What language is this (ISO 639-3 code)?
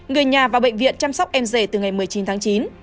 vie